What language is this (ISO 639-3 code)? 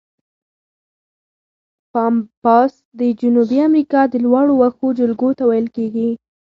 pus